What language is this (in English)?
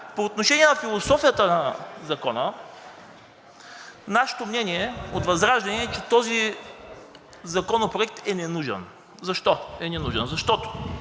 Bulgarian